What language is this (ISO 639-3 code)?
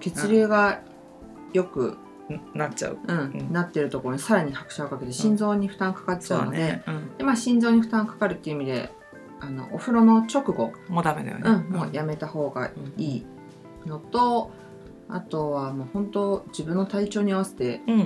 jpn